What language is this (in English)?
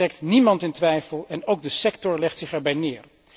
Dutch